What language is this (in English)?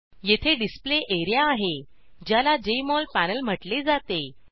Marathi